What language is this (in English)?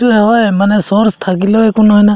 Assamese